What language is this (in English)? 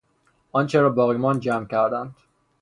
Persian